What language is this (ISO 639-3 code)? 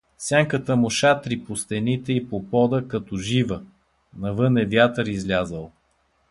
bul